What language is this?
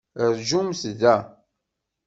Kabyle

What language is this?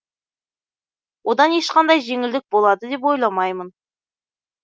Kazakh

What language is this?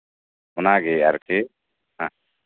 Santali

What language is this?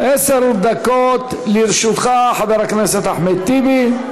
Hebrew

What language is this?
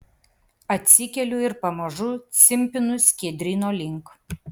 Lithuanian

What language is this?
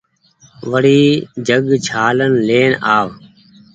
Goaria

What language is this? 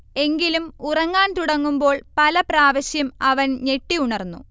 Malayalam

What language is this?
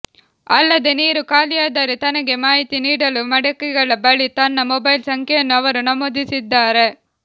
Kannada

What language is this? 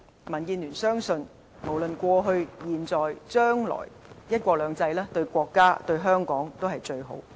Cantonese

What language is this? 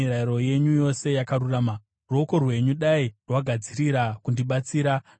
Shona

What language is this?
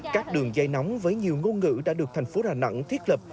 Vietnamese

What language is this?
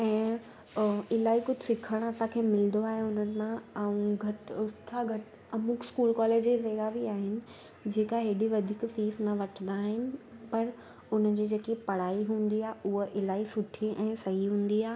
Sindhi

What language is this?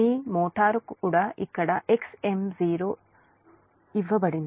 Telugu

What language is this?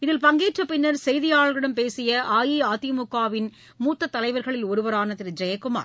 Tamil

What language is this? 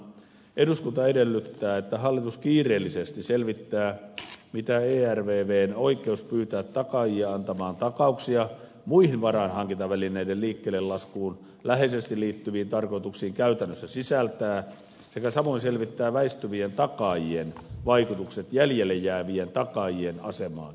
Finnish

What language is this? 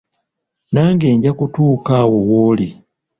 Ganda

